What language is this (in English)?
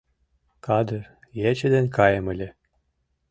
Mari